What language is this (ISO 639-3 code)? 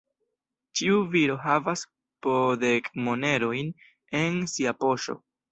epo